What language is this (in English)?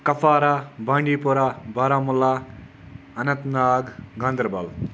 Kashmiri